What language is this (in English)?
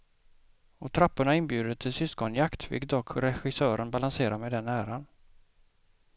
Swedish